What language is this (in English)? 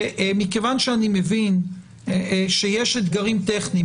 Hebrew